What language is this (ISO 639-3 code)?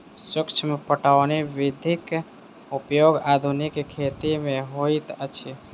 mai